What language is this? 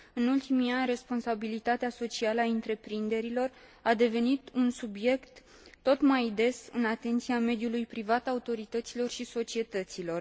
Romanian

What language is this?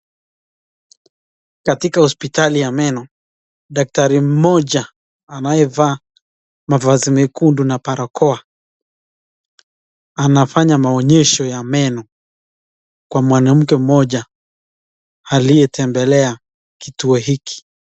Swahili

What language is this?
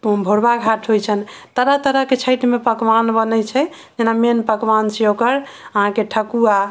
Maithili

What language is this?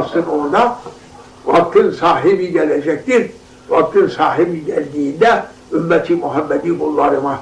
Turkish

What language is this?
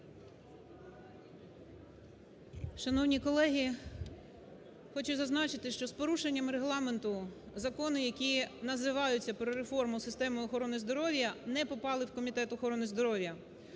Ukrainian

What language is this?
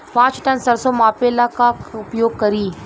Bhojpuri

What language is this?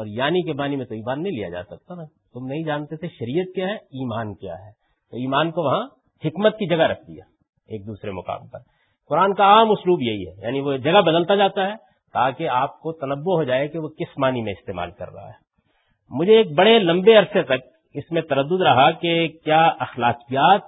Urdu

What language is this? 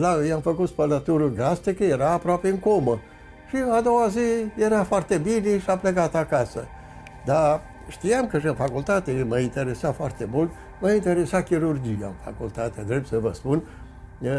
Romanian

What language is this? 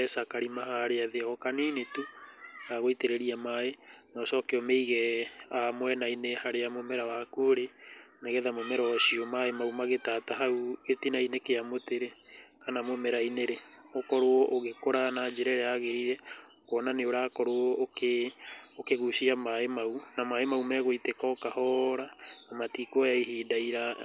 Kikuyu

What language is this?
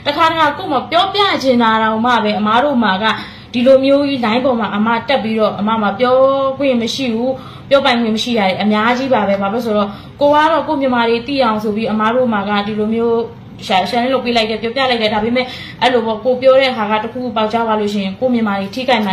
Thai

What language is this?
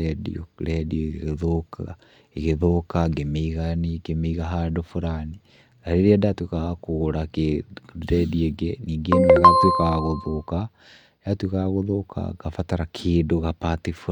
Kikuyu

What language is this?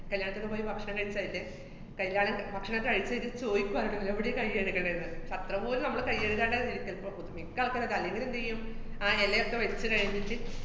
Malayalam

